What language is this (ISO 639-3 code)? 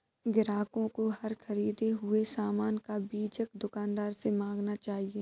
hin